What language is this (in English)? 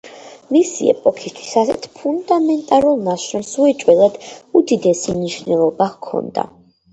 Georgian